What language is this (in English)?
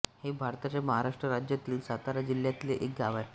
Marathi